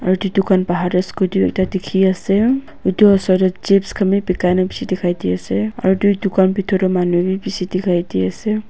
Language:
Naga Pidgin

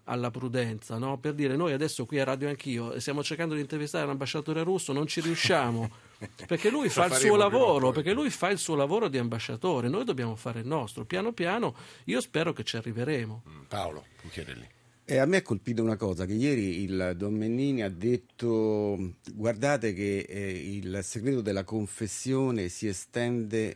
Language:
Italian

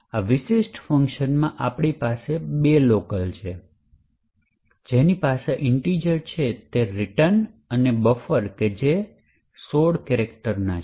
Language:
Gujarati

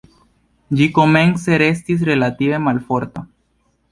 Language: Esperanto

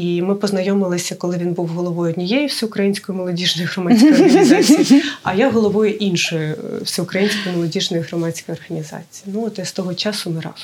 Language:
Ukrainian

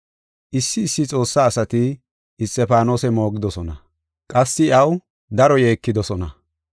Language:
Gofa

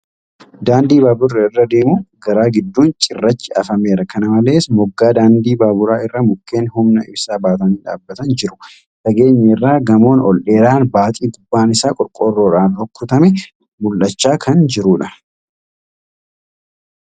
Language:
Oromo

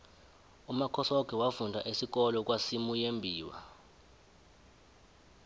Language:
South Ndebele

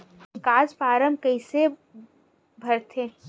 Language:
Chhattisgarhi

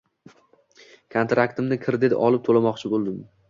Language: Uzbek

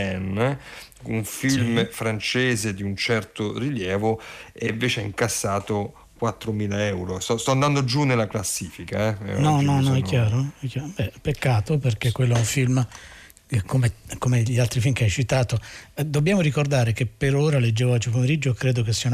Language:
Italian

